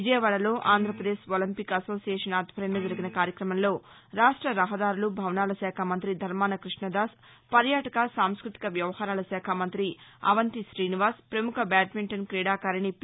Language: Telugu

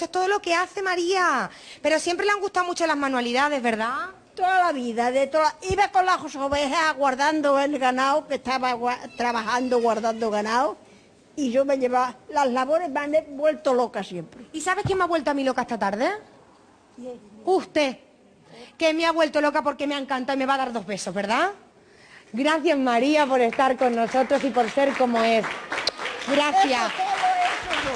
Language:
Spanish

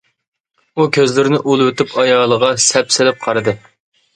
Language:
Uyghur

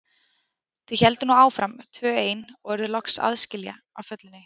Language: Icelandic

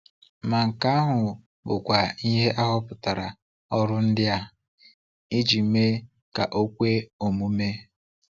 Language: Igbo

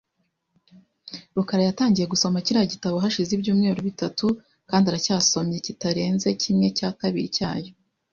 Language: Kinyarwanda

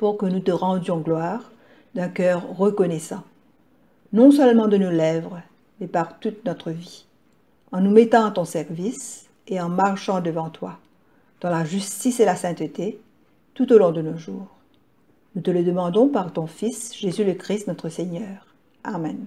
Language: French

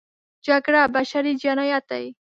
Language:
Pashto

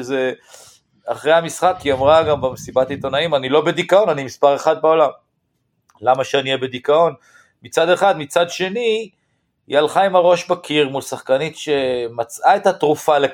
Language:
Hebrew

